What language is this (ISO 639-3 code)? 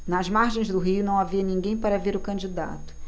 por